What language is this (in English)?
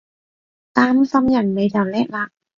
Cantonese